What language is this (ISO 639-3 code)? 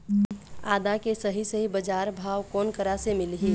hne